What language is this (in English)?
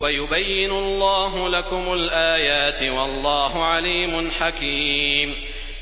Arabic